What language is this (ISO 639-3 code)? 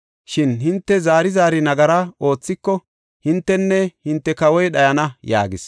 gof